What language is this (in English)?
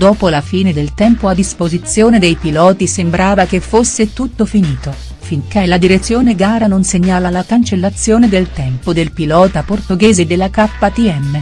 Italian